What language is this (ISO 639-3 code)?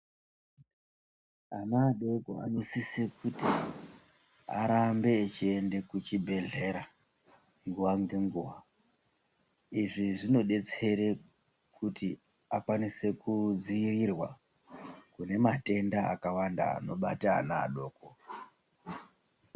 ndc